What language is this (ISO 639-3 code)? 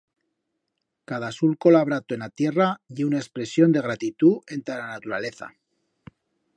arg